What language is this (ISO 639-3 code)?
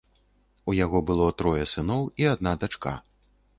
bel